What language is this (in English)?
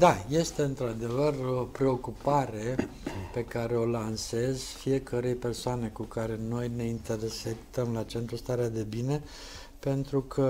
Romanian